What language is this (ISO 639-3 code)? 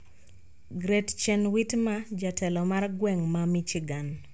luo